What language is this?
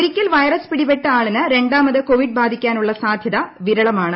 Malayalam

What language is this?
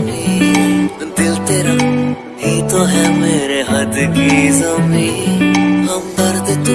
Vietnamese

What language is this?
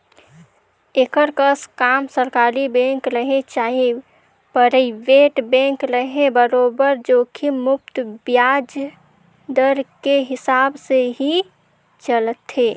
Chhattisgarhi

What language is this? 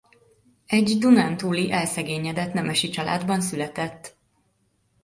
Hungarian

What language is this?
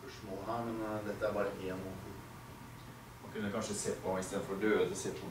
Swedish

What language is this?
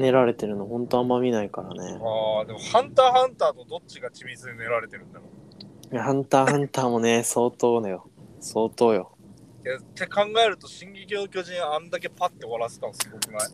Japanese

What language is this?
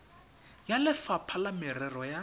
Tswana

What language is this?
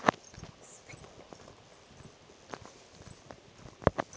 Kannada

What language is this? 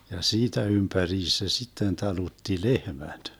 Finnish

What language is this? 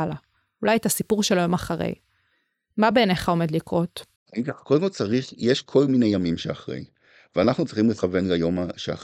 Hebrew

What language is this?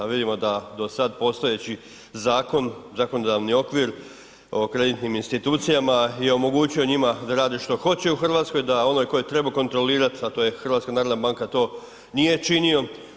Croatian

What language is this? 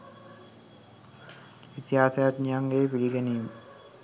Sinhala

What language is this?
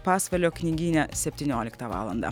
Lithuanian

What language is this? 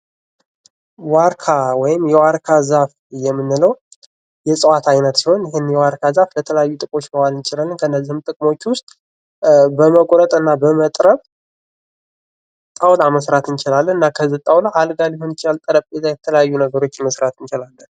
Amharic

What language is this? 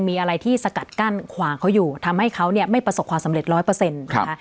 Thai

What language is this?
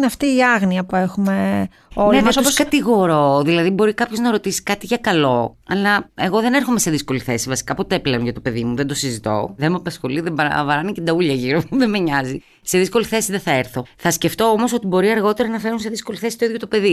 Greek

